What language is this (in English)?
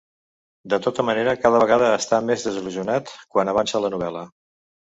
Catalan